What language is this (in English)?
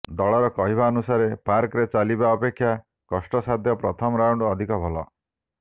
Odia